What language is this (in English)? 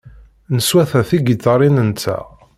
Kabyle